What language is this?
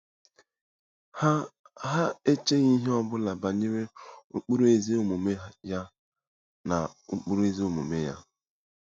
Igbo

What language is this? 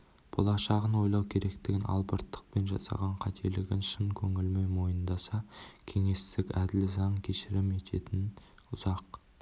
Kazakh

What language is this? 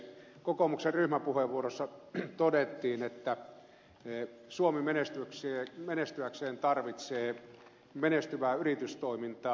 Finnish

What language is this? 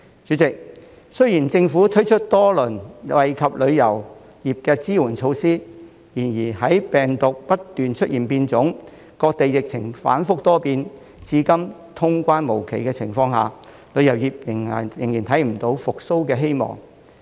Cantonese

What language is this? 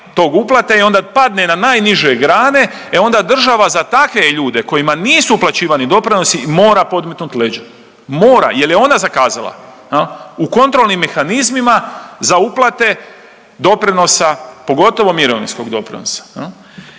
Croatian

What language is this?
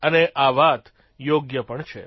Gujarati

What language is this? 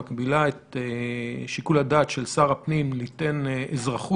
Hebrew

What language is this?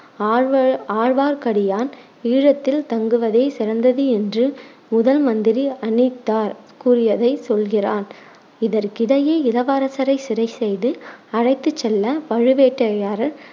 Tamil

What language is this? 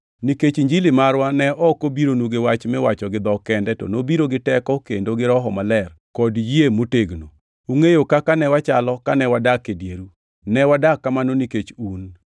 Luo (Kenya and Tanzania)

